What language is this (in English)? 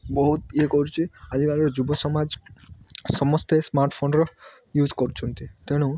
Odia